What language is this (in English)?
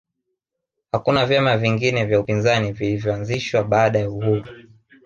Swahili